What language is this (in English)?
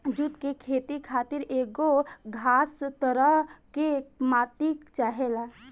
Bhojpuri